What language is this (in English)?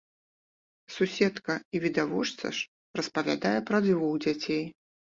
Belarusian